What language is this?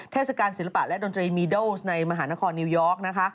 Thai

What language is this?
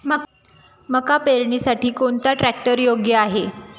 Marathi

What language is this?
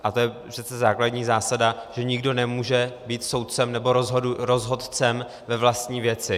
Czech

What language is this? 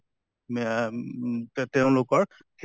Assamese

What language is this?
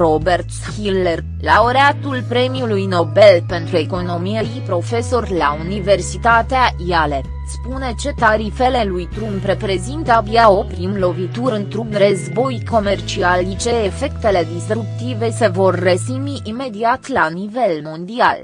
Romanian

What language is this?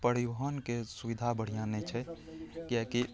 Maithili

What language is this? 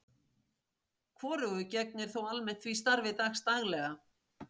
Icelandic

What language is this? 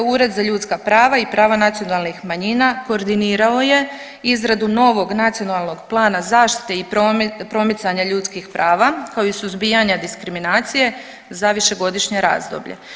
Croatian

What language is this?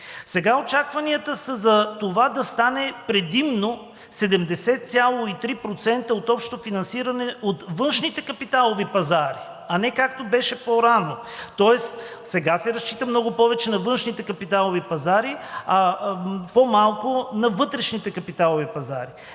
Bulgarian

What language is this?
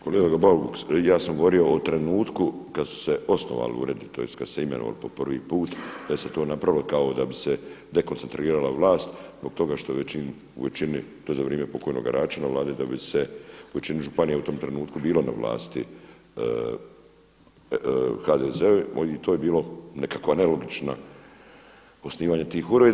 Croatian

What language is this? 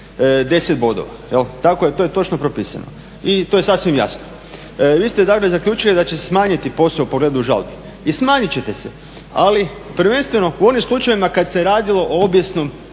Croatian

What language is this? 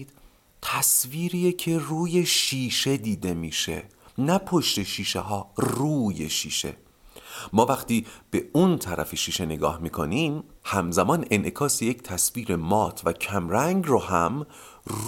Persian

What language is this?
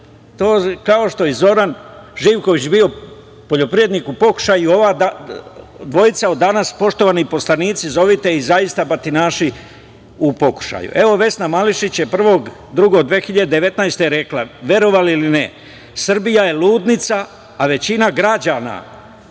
Serbian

